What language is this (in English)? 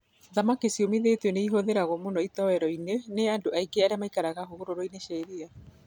Kikuyu